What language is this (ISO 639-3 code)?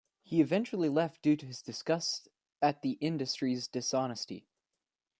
eng